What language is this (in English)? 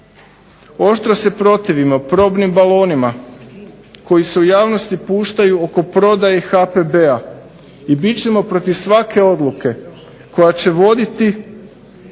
Croatian